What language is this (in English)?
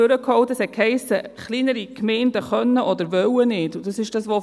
Swiss German